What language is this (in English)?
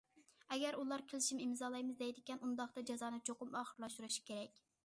Uyghur